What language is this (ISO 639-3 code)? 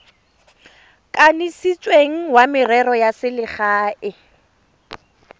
tsn